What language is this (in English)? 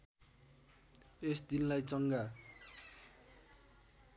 Nepali